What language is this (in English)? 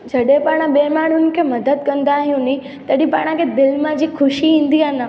Sindhi